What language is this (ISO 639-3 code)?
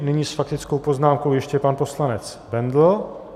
ces